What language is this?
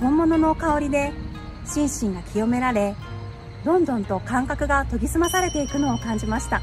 Japanese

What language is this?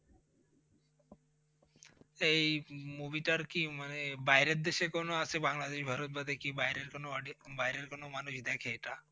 Bangla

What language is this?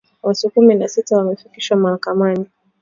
Swahili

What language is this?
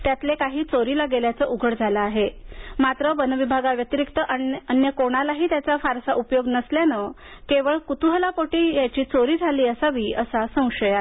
Marathi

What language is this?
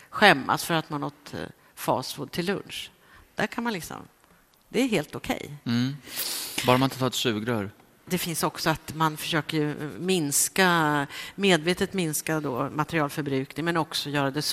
Swedish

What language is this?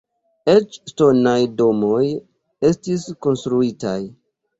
Esperanto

